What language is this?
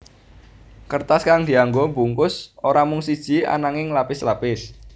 Javanese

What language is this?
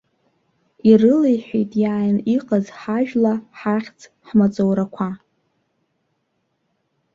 Abkhazian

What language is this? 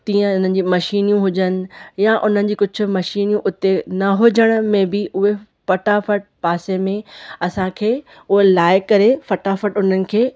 Sindhi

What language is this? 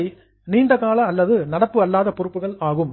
Tamil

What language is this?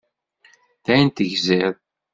Kabyle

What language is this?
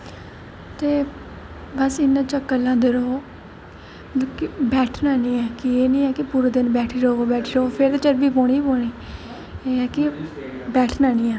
Dogri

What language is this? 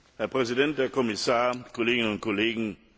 German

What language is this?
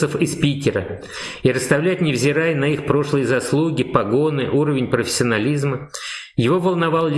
Russian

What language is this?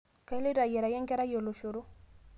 Masai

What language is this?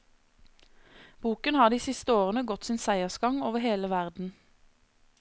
Norwegian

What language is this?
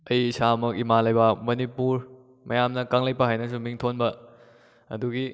Manipuri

